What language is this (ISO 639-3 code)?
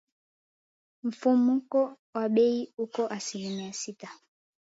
swa